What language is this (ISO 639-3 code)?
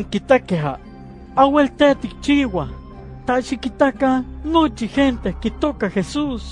spa